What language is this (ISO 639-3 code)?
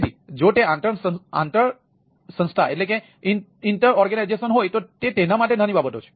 guj